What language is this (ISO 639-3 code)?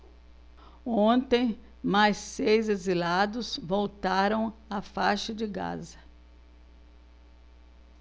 por